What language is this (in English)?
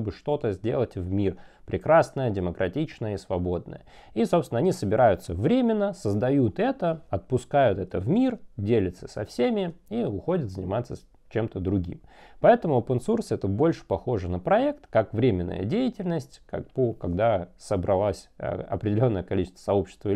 Russian